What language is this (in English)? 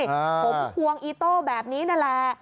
Thai